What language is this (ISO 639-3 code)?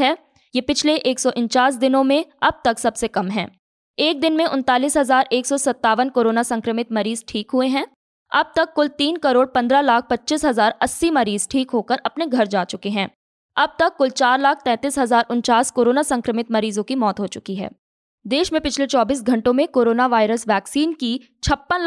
hin